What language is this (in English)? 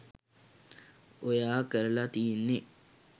Sinhala